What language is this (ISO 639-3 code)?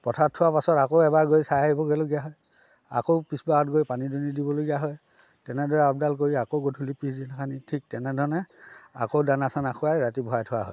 asm